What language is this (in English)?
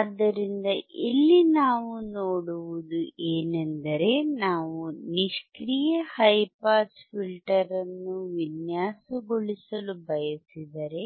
Kannada